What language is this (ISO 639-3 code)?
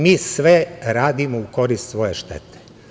srp